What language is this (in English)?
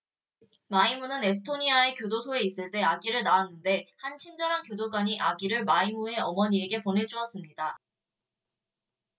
Korean